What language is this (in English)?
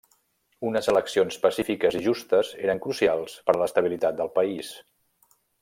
Catalan